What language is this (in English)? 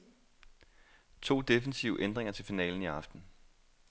Danish